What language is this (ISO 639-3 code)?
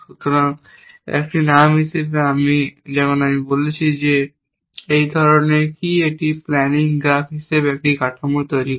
ben